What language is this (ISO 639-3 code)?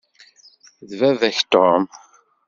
kab